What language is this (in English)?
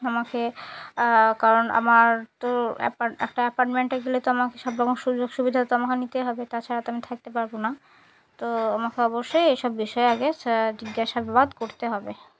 Bangla